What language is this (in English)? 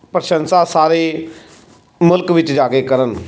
Punjabi